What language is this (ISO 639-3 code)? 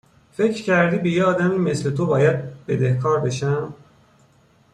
fas